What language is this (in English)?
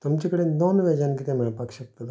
Konkani